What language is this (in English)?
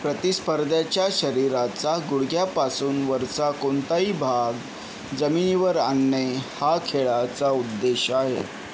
Marathi